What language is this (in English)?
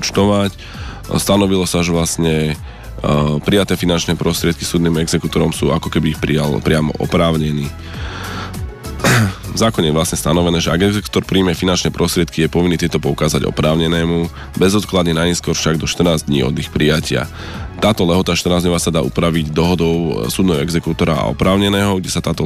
Slovak